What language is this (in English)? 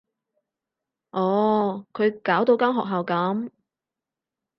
Cantonese